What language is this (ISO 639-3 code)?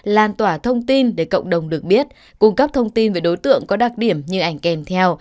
vie